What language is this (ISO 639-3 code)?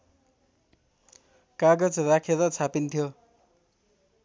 nep